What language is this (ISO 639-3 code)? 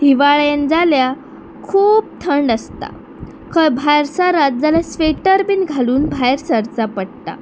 kok